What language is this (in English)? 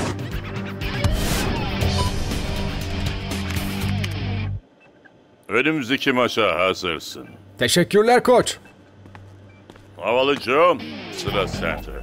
Turkish